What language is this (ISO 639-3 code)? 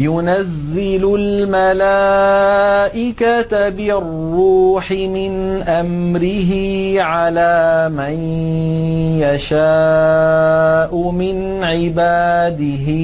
ara